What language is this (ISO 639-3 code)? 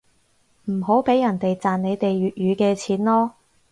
yue